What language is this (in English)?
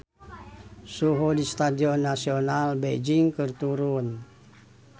Sundanese